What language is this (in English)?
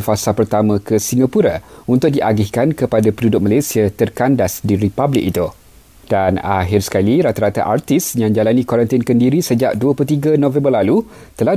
Malay